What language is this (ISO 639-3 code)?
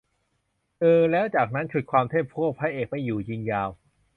tha